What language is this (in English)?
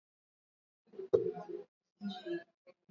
Swahili